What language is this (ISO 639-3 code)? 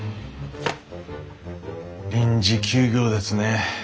jpn